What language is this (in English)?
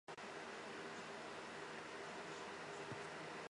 Chinese